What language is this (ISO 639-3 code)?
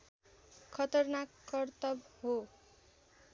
nep